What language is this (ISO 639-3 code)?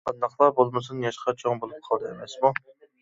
uig